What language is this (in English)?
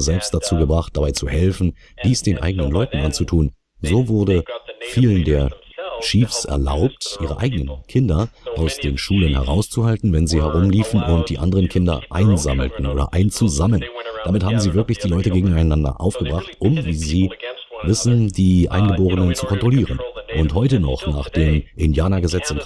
German